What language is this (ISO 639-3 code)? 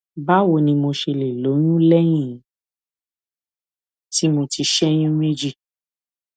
yor